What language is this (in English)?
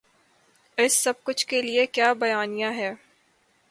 Urdu